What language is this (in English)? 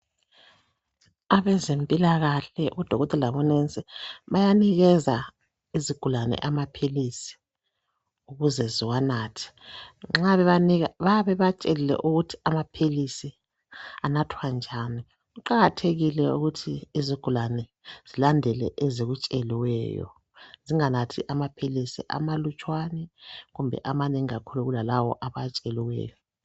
North Ndebele